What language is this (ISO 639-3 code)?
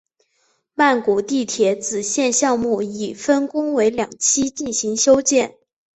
zho